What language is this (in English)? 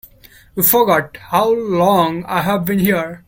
English